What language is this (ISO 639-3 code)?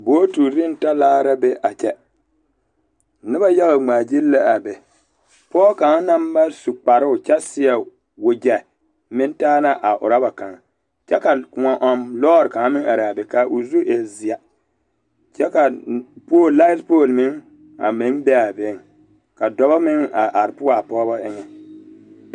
dga